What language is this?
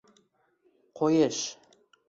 Uzbek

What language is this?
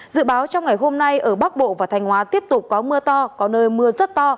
Vietnamese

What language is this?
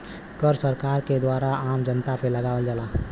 Bhojpuri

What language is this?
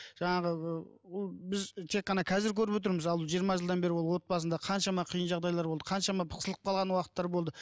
Kazakh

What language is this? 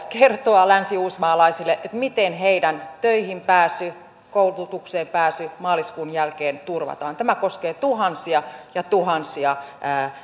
Finnish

